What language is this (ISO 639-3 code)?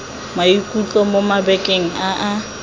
tsn